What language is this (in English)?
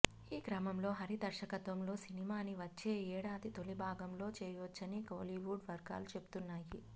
Telugu